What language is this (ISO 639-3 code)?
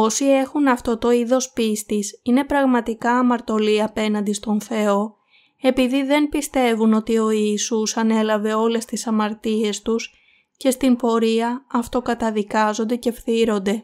ell